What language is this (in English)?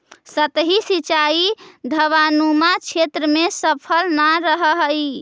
Magahi